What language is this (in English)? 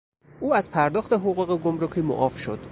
Persian